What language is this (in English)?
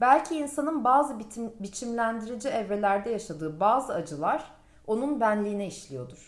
Turkish